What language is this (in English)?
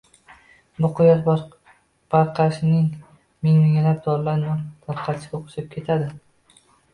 Uzbek